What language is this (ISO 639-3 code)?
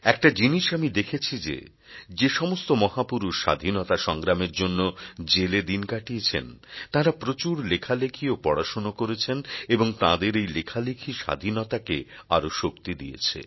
ben